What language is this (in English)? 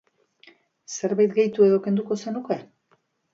Basque